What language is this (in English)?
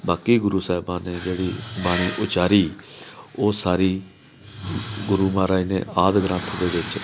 Punjabi